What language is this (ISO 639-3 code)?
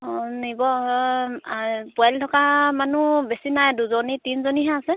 asm